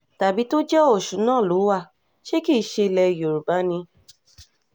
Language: Yoruba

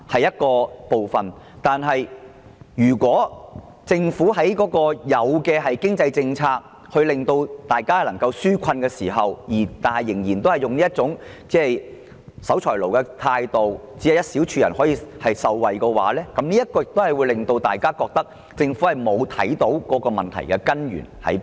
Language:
Cantonese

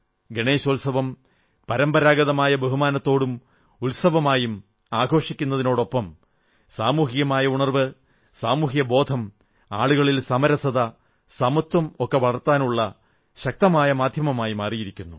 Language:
Malayalam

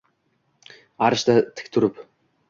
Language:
Uzbek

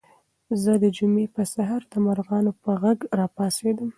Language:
Pashto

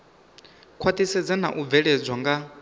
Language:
Venda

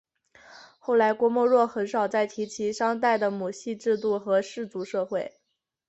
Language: Chinese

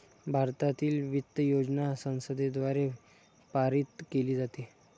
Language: Marathi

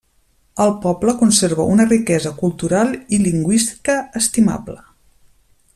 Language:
Catalan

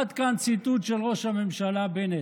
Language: Hebrew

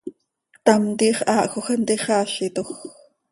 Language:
Seri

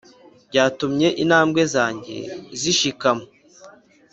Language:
Kinyarwanda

